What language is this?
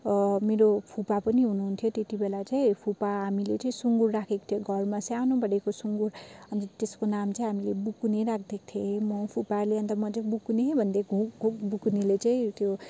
Nepali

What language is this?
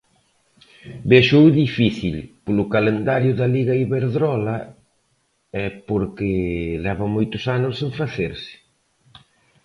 Galician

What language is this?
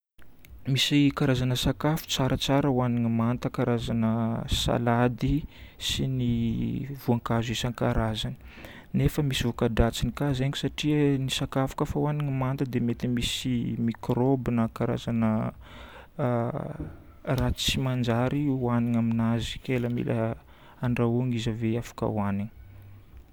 Northern Betsimisaraka Malagasy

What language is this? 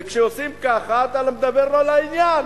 Hebrew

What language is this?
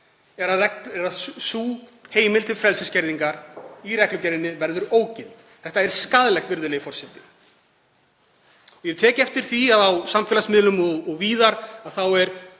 Icelandic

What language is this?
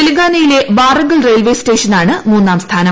Malayalam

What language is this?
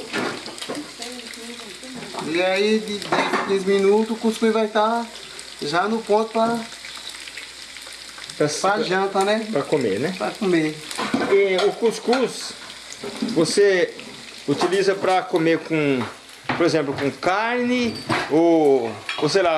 Portuguese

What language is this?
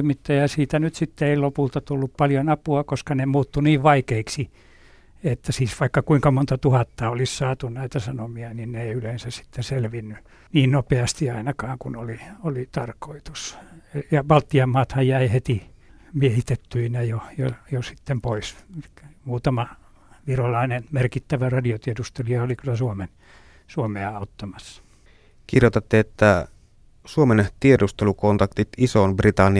Finnish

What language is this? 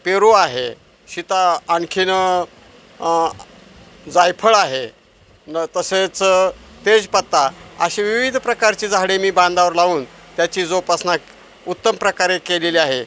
Marathi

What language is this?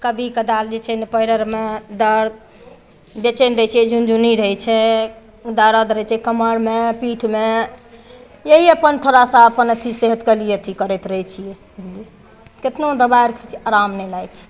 Maithili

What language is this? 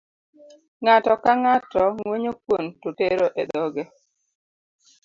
Luo (Kenya and Tanzania)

